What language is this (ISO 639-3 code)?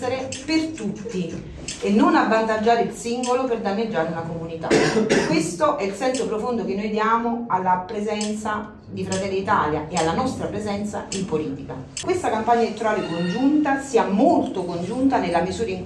ita